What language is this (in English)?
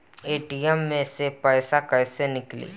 Bhojpuri